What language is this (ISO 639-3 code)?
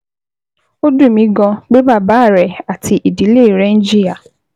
yor